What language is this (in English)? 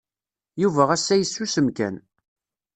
Kabyle